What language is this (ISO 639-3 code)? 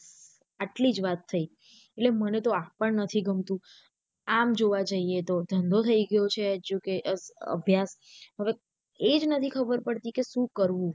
guj